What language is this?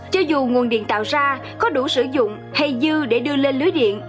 Vietnamese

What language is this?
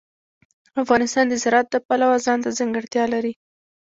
Pashto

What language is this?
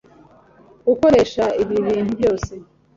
Kinyarwanda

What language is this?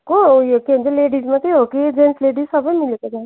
Nepali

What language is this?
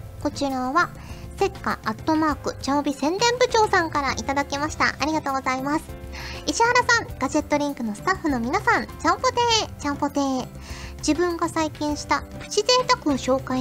Japanese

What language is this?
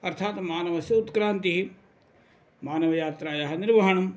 Sanskrit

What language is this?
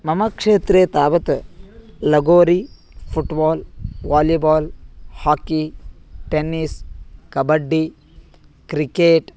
Sanskrit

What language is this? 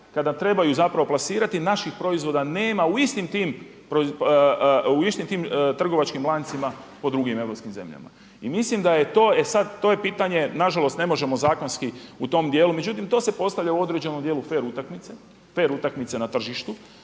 Croatian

